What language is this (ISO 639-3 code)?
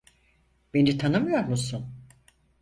tur